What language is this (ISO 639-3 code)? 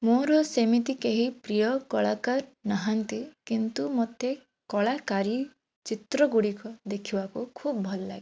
ori